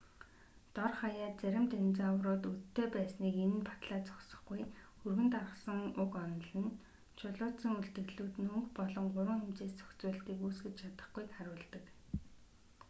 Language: Mongolian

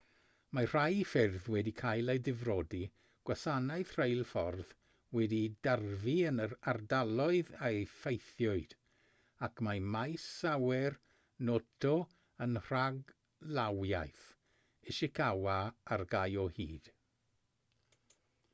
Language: Welsh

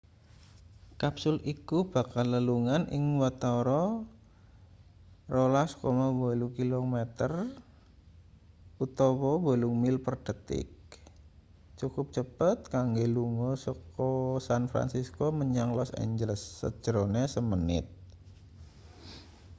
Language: Javanese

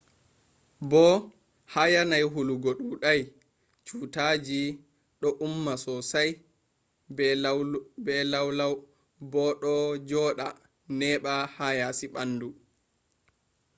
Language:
Fula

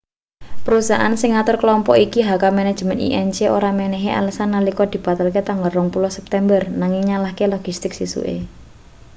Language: Javanese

